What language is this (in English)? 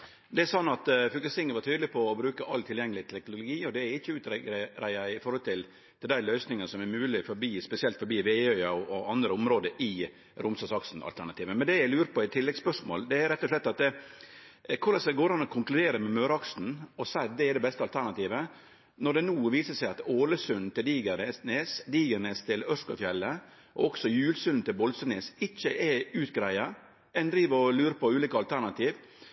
Norwegian Nynorsk